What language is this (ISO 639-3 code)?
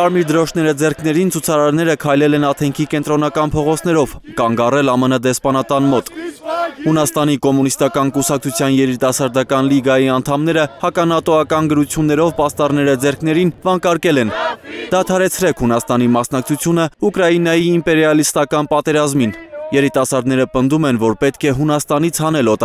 ron